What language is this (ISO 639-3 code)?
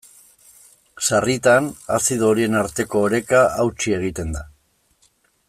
eus